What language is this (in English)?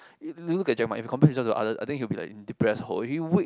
English